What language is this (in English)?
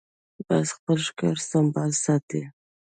Pashto